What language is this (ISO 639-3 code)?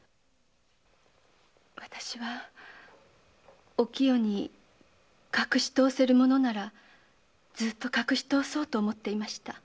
jpn